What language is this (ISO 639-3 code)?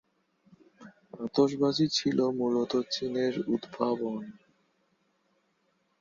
ben